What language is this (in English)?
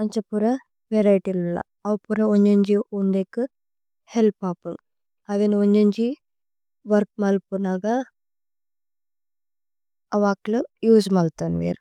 Tulu